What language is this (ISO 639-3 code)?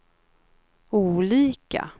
swe